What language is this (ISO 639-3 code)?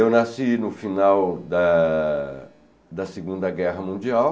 por